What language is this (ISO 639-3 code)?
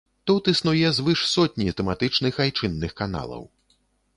bel